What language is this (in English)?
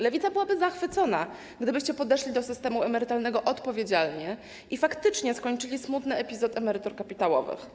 Polish